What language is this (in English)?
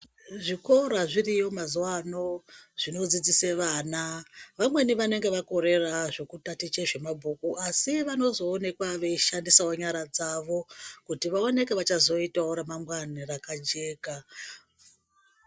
Ndau